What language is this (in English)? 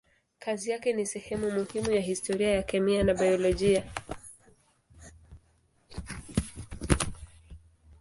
Swahili